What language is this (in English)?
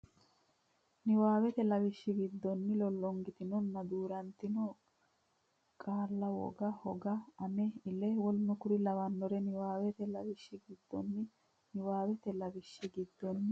Sidamo